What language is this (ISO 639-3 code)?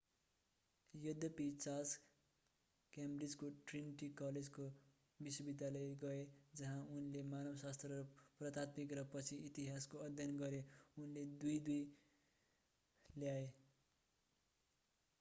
nep